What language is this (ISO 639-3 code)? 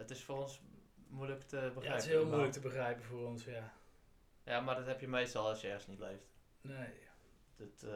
nld